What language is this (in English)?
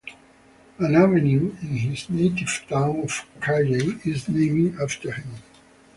English